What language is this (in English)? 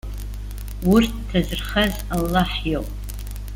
Abkhazian